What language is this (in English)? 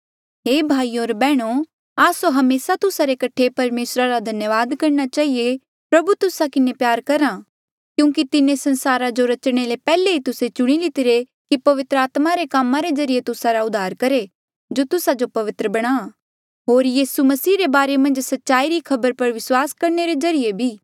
Mandeali